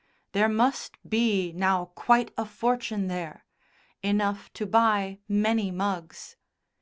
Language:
English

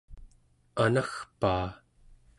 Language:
Central Yupik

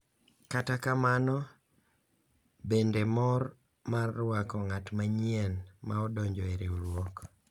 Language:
Luo (Kenya and Tanzania)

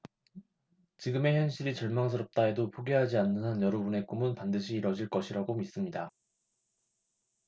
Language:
Korean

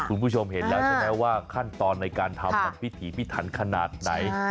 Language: Thai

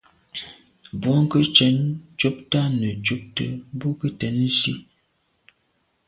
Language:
Medumba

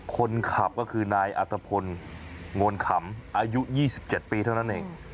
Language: Thai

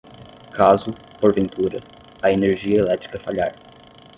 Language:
Portuguese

